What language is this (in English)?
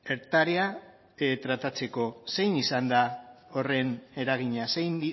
Basque